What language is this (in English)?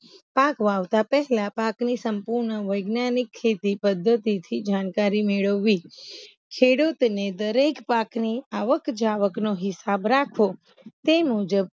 Gujarati